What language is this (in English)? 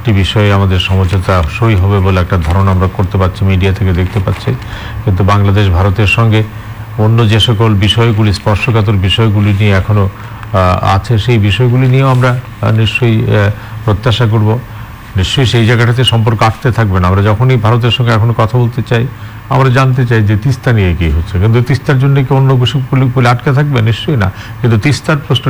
Hindi